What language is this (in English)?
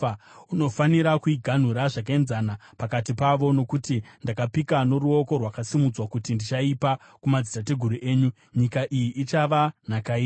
Shona